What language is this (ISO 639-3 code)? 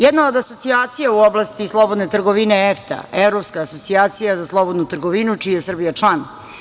srp